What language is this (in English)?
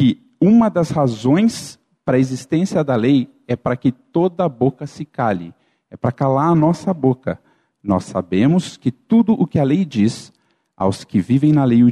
Portuguese